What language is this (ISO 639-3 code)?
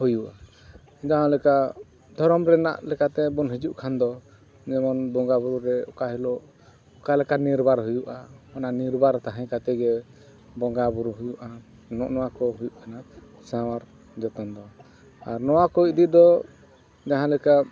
sat